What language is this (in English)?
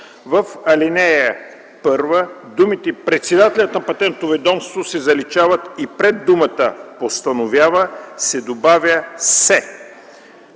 Bulgarian